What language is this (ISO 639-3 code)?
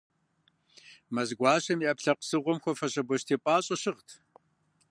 kbd